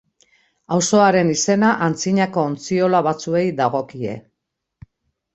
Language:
Basque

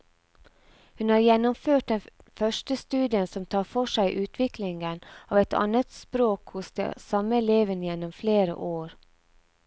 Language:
Norwegian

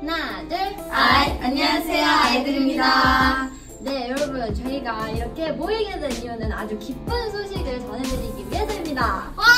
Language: Korean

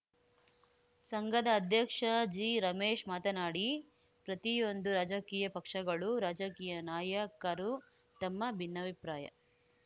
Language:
Kannada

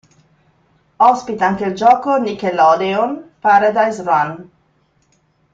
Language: Italian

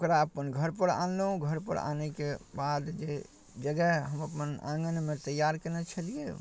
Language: Maithili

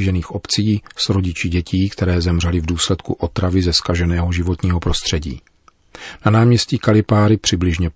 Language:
Czech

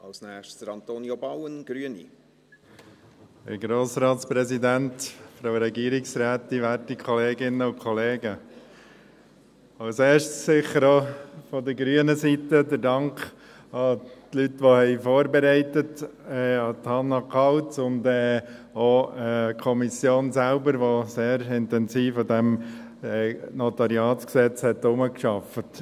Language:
Swiss German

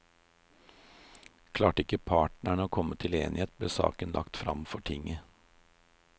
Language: Norwegian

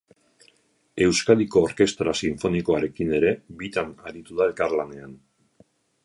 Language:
Basque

